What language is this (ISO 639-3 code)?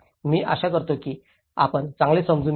mar